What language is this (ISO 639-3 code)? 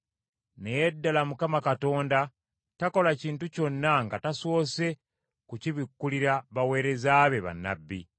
lug